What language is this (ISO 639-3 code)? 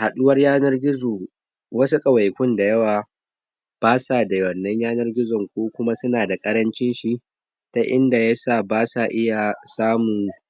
hau